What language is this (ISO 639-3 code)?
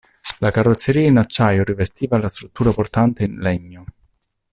ita